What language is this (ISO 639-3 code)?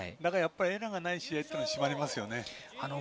jpn